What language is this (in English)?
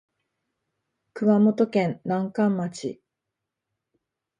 Japanese